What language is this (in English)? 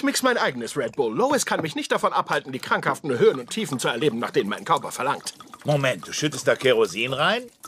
German